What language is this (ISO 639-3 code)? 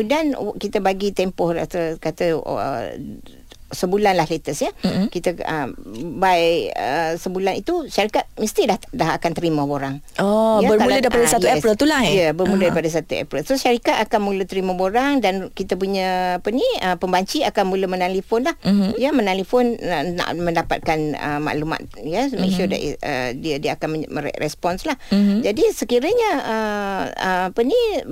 msa